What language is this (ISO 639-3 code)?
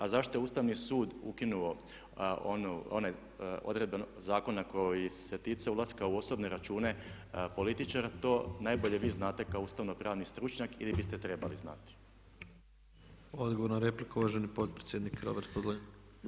hrv